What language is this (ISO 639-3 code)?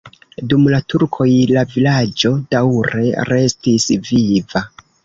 epo